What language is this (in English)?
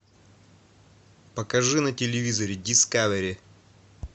Russian